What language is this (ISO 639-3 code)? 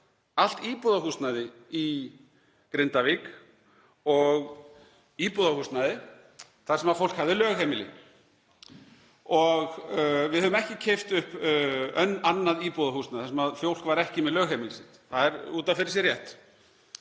isl